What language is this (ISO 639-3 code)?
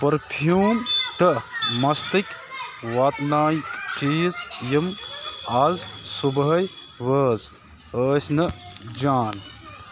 kas